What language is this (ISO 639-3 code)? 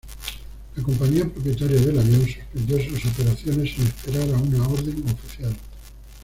spa